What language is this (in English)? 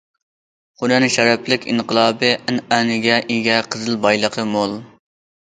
Uyghur